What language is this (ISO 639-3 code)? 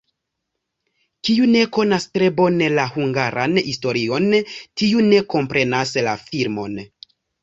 epo